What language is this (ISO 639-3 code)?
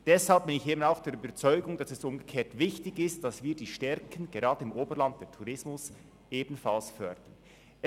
gsw